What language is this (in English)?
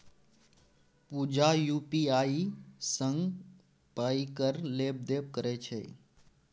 Maithili